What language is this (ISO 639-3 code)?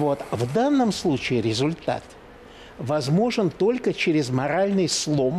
rus